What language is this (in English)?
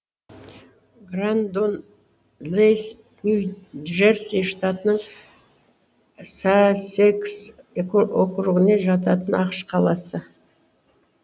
Kazakh